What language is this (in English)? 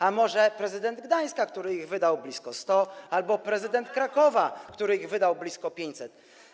Polish